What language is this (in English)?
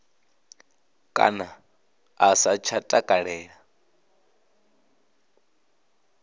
Venda